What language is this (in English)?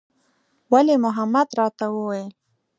Pashto